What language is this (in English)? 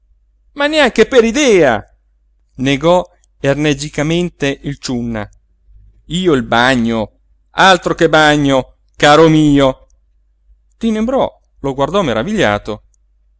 Italian